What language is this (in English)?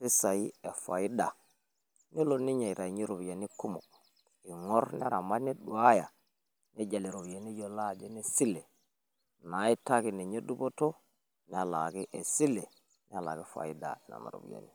Masai